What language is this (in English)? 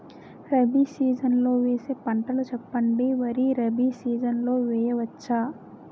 Telugu